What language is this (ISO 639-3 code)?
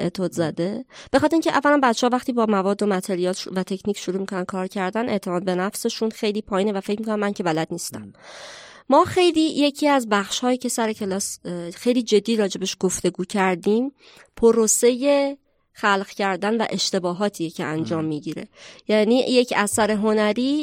fas